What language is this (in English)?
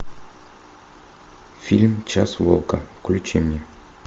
Russian